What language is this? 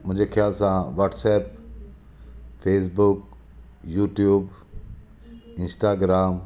Sindhi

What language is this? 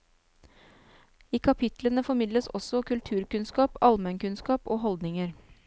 Norwegian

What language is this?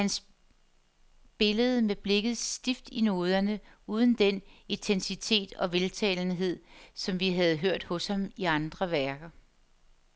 Danish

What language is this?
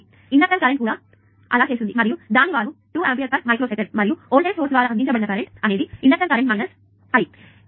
Telugu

